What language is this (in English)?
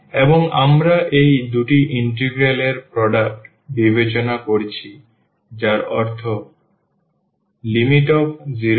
Bangla